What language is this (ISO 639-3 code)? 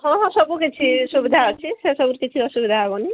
ori